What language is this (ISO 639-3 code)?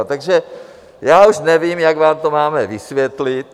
ces